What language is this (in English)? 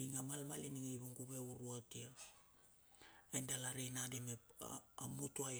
Bilur